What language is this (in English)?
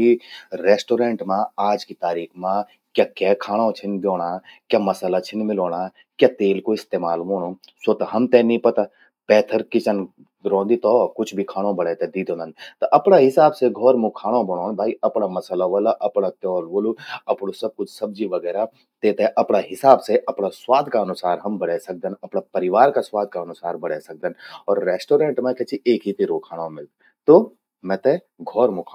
Garhwali